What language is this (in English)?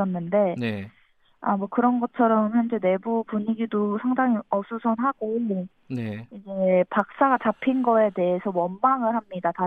Korean